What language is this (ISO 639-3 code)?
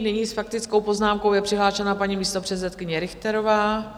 ces